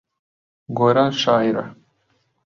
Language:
Central Kurdish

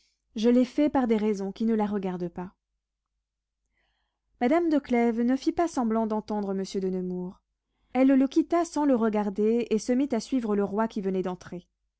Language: French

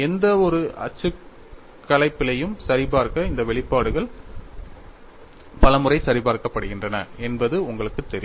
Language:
Tamil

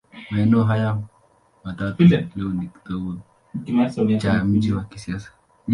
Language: Swahili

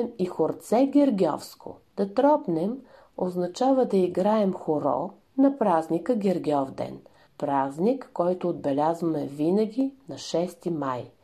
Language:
Bulgarian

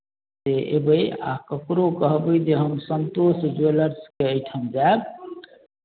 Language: Maithili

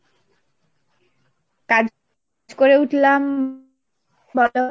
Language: Bangla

